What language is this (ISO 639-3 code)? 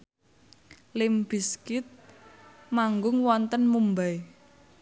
jav